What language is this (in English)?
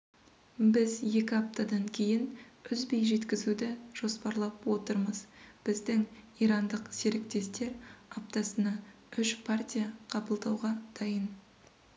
Kazakh